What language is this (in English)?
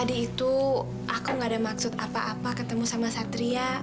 Indonesian